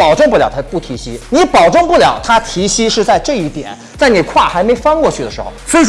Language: Chinese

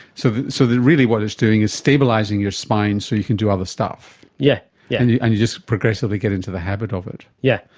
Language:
English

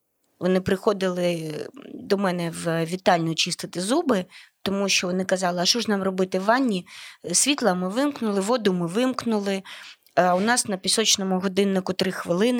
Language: Ukrainian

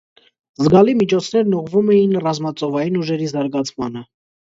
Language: Armenian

